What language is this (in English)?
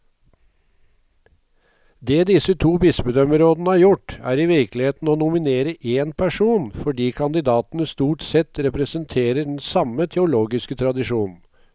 Norwegian